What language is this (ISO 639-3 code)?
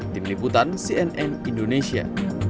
ind